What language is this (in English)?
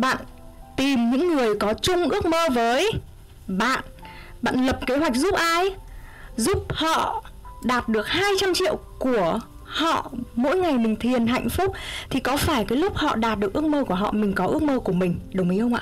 Vietnamese